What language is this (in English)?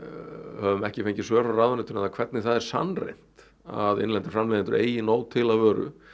Icelandic